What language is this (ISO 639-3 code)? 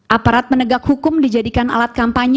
ind